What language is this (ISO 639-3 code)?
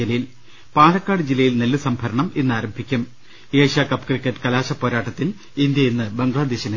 mal